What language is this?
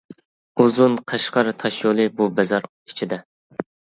Uyghur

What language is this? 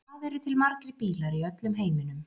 Icelandic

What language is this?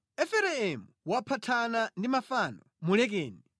Nyanja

